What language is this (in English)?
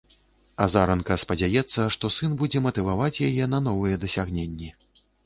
Belarusian